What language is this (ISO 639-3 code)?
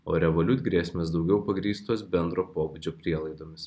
lit